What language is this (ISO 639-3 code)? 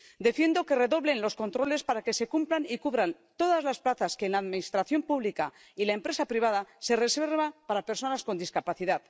spa